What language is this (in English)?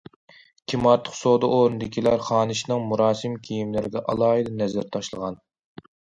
Uyghur